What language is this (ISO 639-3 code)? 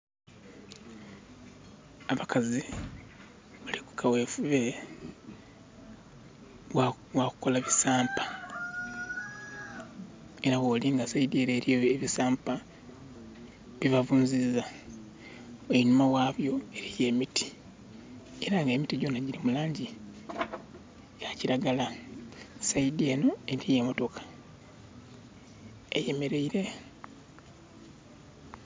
xog